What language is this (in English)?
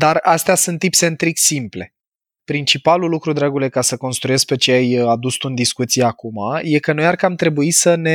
Romanian